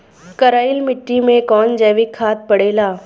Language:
Bhojpuri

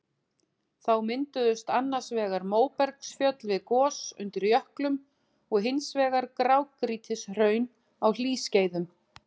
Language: Icelandic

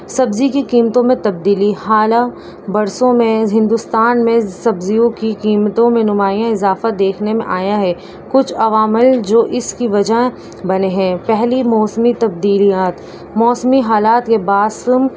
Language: Urdu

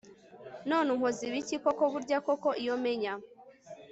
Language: Kinyarwanda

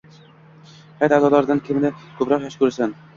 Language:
Uzbek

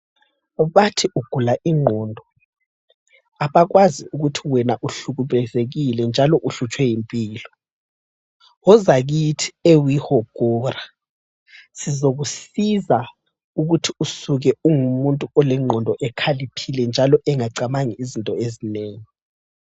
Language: North Ndebele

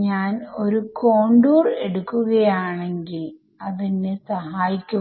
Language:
Malayalam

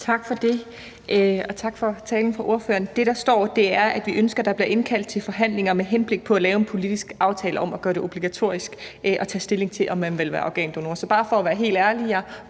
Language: Danish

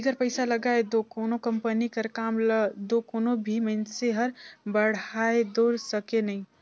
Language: Chhattisgarhi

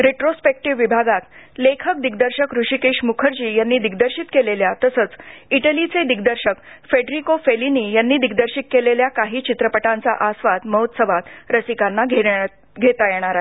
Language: Marathi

